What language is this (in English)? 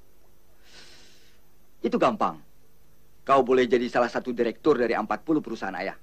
Indonesian